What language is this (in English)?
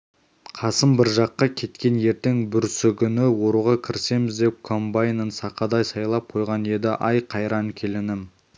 Kazakh